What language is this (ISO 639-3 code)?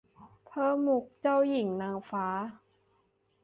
tha